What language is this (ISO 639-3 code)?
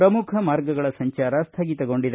kan